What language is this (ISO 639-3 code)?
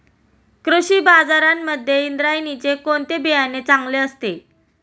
mar